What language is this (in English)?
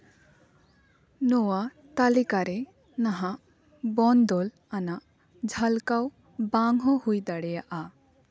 Santali